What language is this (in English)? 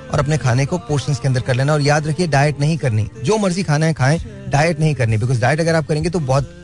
Hindi